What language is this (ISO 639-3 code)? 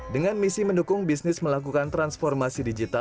ind